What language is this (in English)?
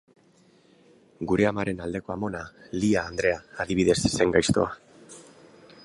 Basque